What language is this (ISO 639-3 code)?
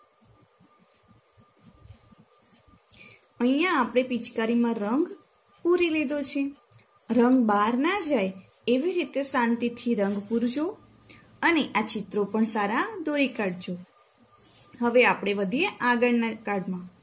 guj